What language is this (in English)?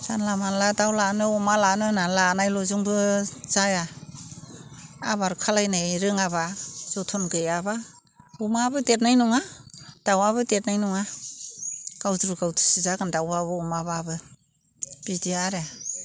Bodo